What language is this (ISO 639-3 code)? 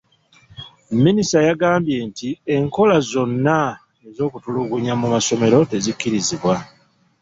lug